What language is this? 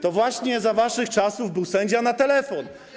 Polish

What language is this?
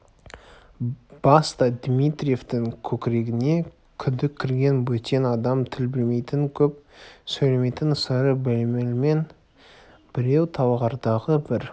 Kazakh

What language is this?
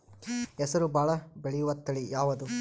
Kannada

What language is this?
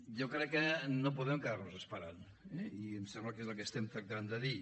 Catalan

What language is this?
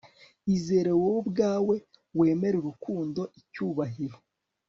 Kinyarwanda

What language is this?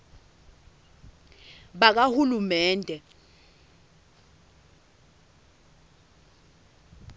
Swati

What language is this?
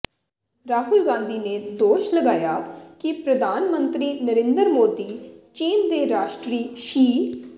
Punjabi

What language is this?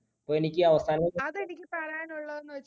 Malayalam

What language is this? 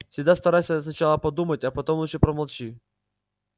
Russian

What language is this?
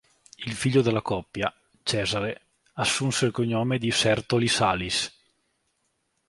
Italian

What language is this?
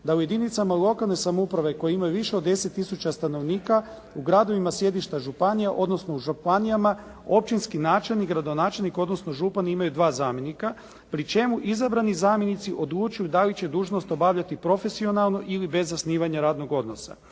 Croatian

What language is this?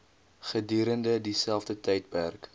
Afrikaans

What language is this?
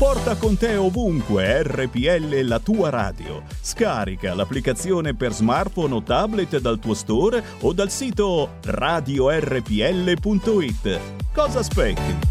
Italian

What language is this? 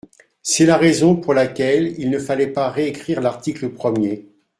French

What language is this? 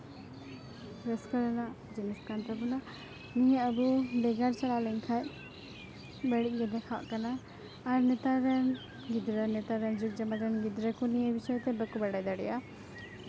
Santali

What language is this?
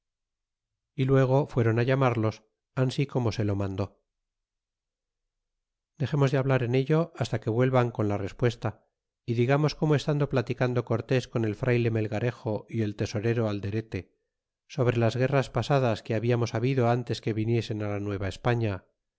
Spanish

